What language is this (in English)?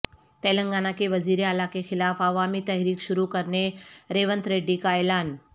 Urdu